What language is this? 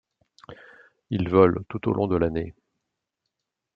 French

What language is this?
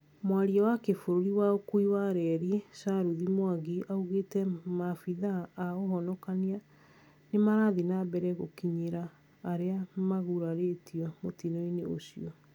Kikuyu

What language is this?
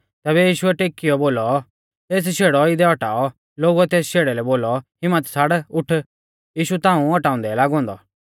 Mahasu Pahari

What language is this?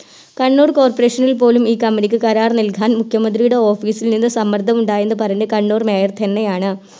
Malayalam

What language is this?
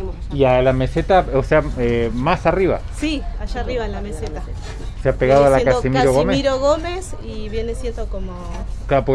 Spanish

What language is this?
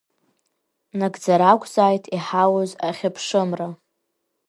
Abkhazian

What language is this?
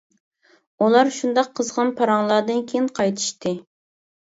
Uyghur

